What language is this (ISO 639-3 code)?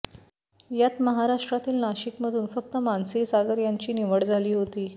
mar